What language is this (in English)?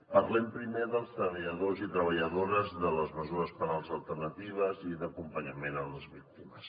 Catalan